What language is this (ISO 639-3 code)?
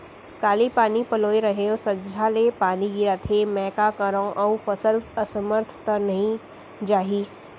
hne